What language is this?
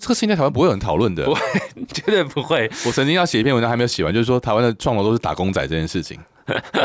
Chinese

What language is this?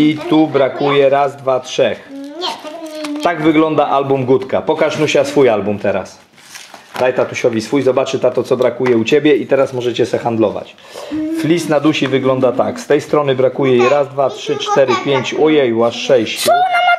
Polish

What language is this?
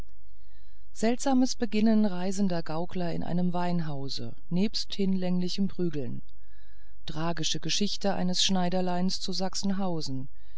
German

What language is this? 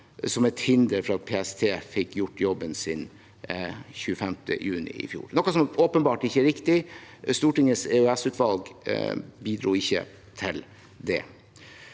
Norwegian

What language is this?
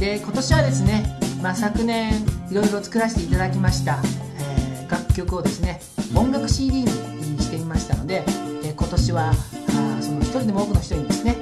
Japanese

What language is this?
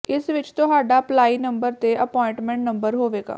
Punjabi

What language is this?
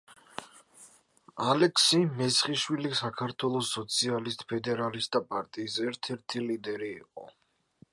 Georgian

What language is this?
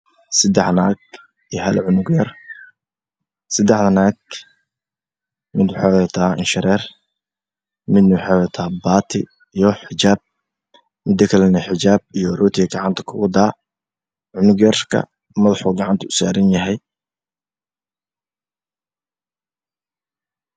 Somali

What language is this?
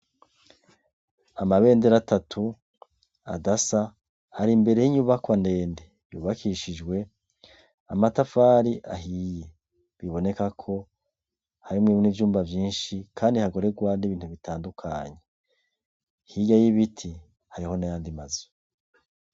Rundi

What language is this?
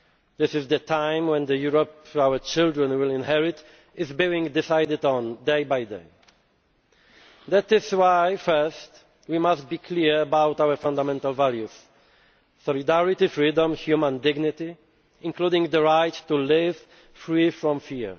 English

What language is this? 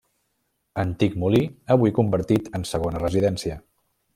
Catalan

